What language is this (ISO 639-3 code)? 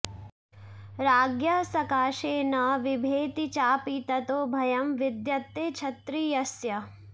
san